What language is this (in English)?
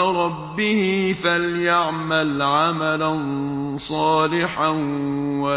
Arabic